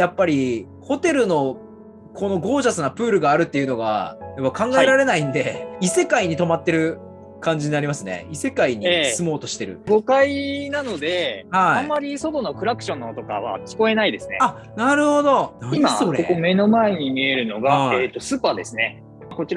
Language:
Japanese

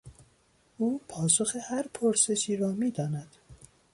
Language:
Persian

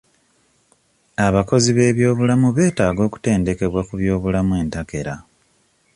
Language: Ganda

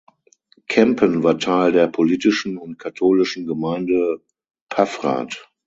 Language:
German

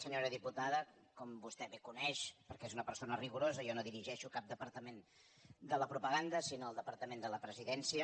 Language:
Catalan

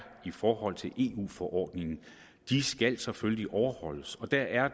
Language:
Danish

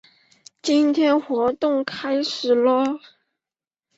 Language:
Chinese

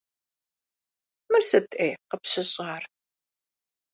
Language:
Kabardian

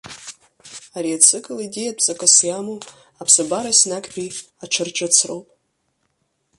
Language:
Abkhazian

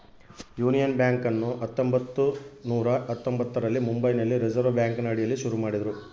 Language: Kannada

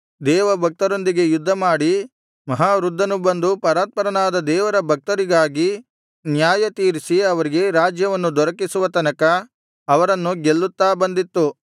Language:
Kannada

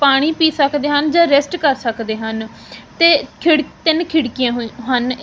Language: Punjabi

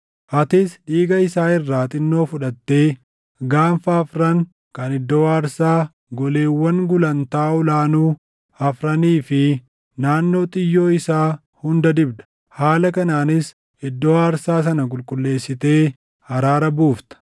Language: Oromo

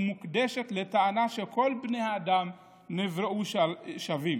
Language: Hebrew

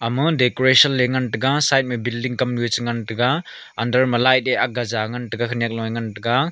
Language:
Wancho Naga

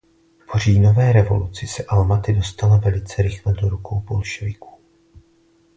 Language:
Czech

